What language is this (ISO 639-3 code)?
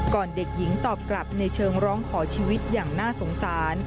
tha